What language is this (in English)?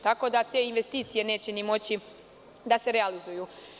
Serbian